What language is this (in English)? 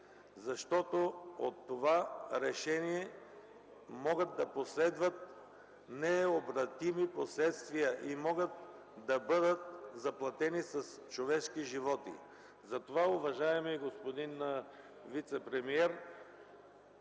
Bulgarian